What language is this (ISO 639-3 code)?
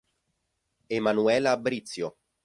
ita